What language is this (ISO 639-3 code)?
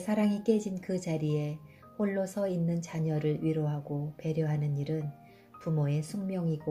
kor